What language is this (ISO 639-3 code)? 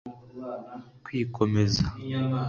kin